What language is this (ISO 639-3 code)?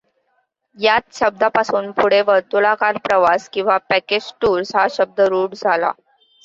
mar